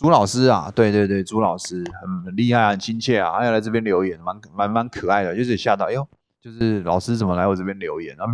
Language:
Chinese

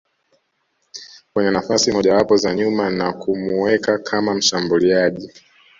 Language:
Swahili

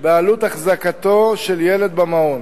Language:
Hebrew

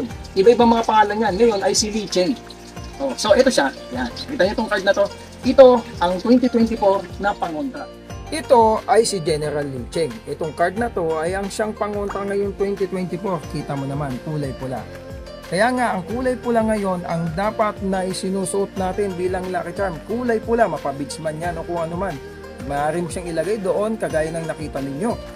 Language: Filipino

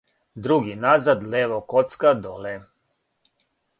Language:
Serbian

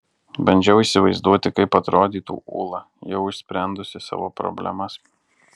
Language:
Lithuanian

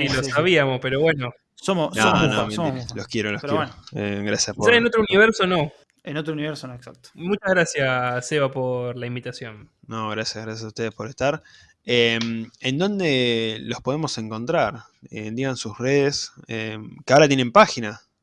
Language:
Spanish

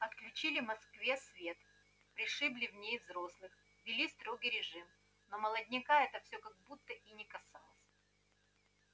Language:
Russian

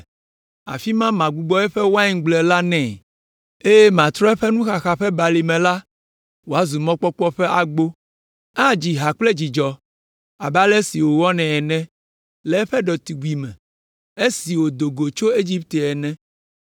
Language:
Ewe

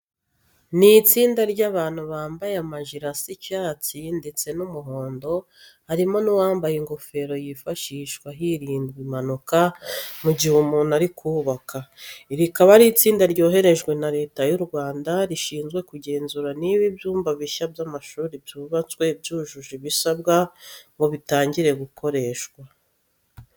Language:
Kinyarwanda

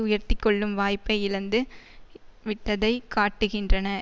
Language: Tamil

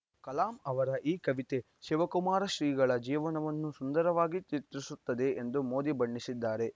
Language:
Kannada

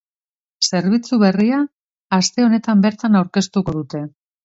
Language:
Basque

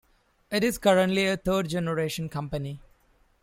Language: English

